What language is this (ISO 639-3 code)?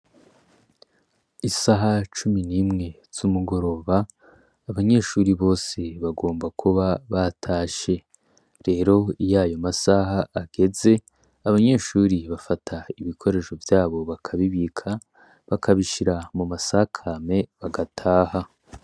run